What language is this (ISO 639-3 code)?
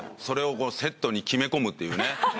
jpn